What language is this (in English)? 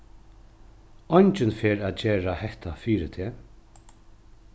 Faroese